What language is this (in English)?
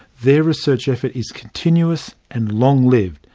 English